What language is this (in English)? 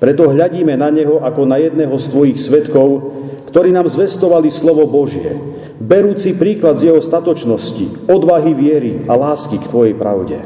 Slovak